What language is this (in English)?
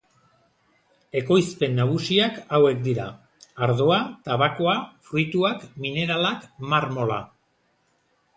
Basque